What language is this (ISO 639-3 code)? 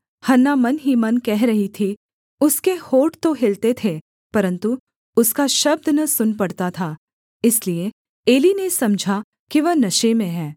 hin